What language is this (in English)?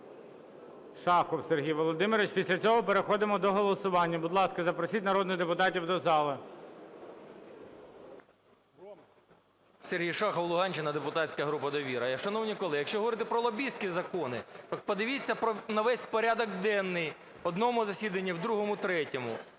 Ukrainian